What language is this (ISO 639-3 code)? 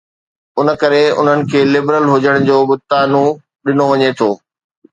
snd